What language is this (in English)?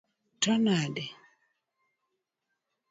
Luo (Kenya and Tanzania)